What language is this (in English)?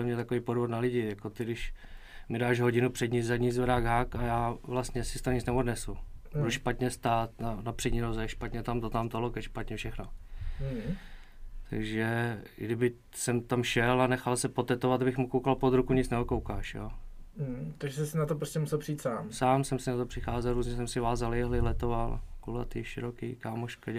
Czech